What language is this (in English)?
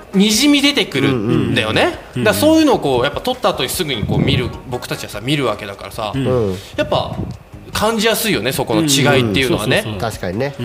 Japanese